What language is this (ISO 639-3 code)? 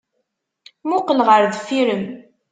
kab